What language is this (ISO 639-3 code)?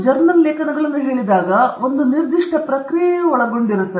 kan